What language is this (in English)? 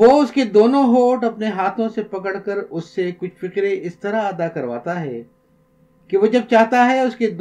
Urdu